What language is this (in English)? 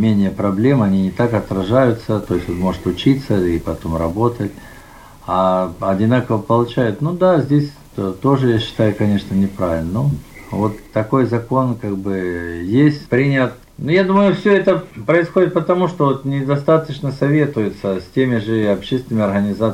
Russian